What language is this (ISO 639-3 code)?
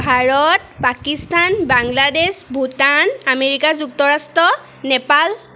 asm